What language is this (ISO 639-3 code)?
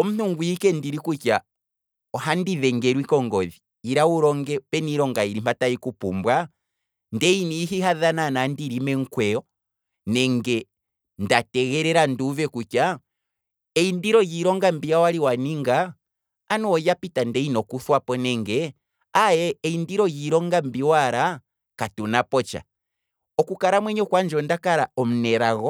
kwm